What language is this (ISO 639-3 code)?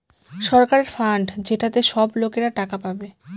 ben